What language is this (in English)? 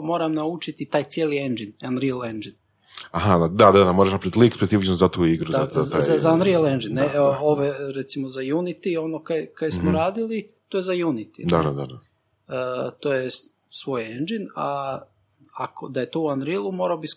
Croatian